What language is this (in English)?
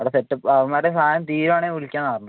Malayalam